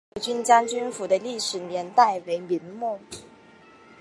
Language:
Chinese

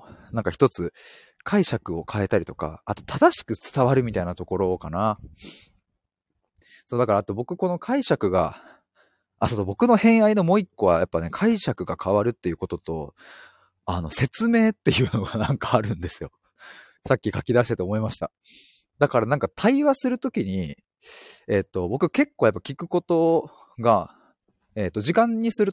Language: Japanese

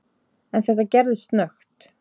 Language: Icelandic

